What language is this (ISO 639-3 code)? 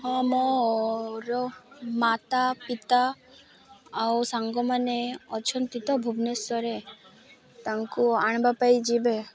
ori